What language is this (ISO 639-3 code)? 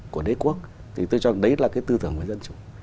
vie